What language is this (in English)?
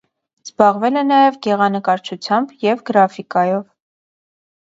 Armenian